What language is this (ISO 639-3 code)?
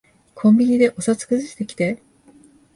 jpn